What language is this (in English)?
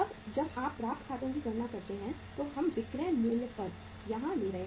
Hindi